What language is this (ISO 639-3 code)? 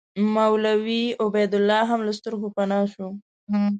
pus